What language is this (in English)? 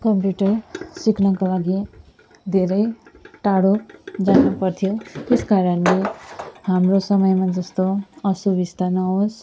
Nepali